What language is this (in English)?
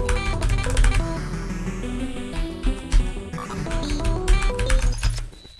Japanese